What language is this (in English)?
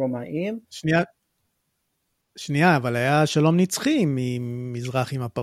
Hebrew